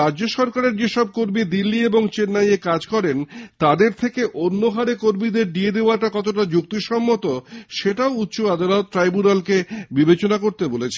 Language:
Bangla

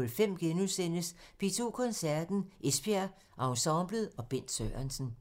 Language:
Danish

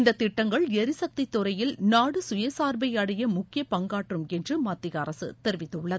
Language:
Tamil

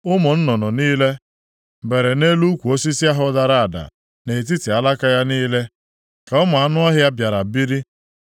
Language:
Igbo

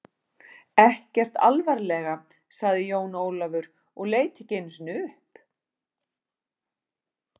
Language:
Icelandic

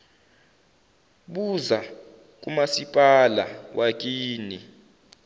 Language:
Zulu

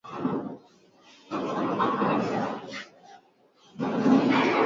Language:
Swahili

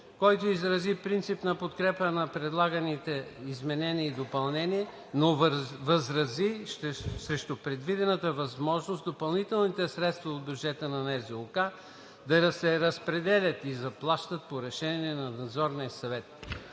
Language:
Bulgarian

